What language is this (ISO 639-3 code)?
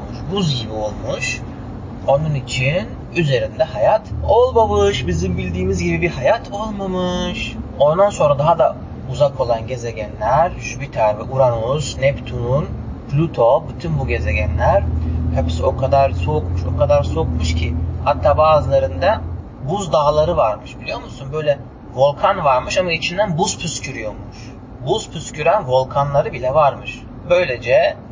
tur